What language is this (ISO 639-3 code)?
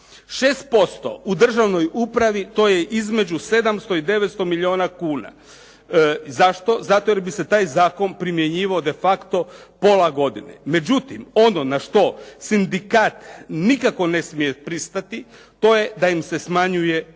hrv